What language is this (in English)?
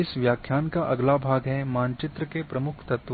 Hindi